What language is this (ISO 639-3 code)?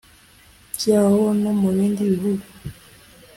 kin